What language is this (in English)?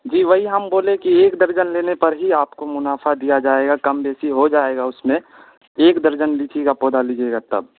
Urdu